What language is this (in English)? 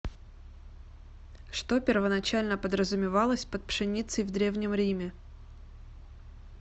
Russian